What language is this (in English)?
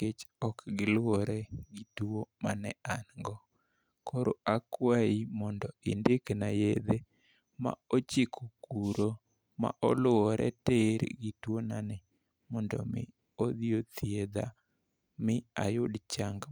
Luo (Kenya and Tanzania)